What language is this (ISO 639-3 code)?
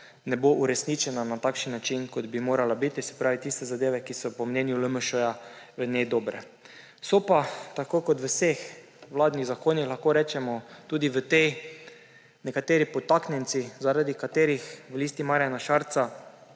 slv